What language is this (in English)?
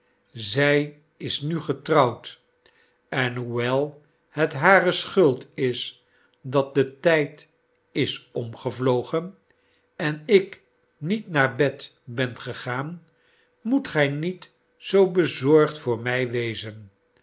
Dutch